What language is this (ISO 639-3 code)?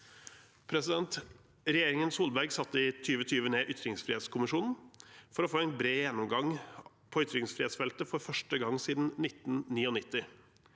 nor